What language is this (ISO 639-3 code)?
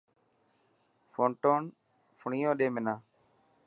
mki